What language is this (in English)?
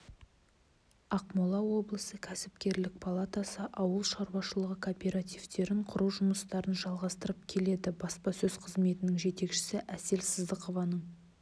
Kazakh